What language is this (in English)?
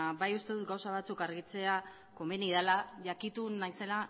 Basque